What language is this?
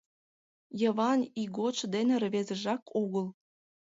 Mari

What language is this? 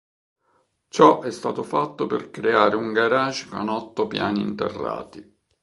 Italian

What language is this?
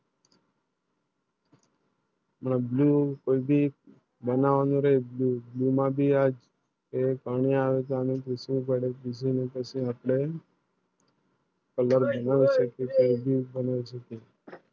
Gujarati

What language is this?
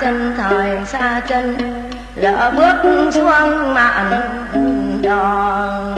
Vietnamese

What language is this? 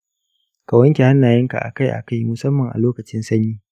Hausa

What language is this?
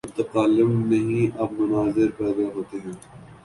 Urdu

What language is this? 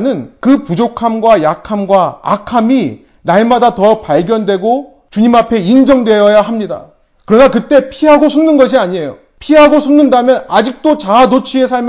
Korean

